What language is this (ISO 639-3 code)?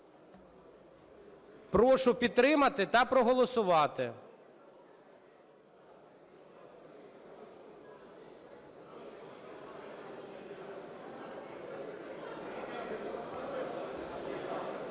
ukr